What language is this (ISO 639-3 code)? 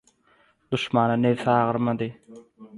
tuk